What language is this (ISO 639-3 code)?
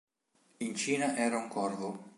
ita